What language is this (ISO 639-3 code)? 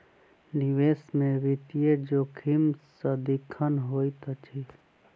mai